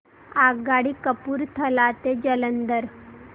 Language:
Marathi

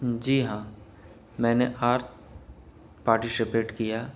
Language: Urdu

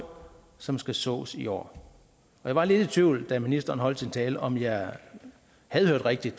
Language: Danish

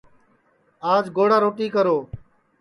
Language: Sansi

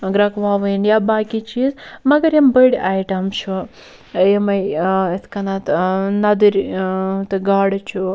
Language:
Kashmiri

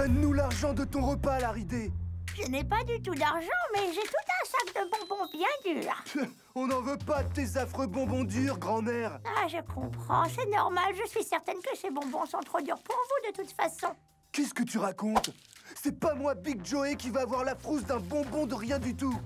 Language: French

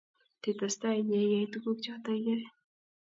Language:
Kalenjin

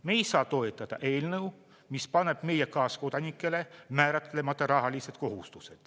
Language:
Estonian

